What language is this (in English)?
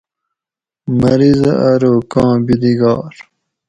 Gawri